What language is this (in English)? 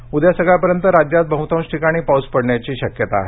Marathi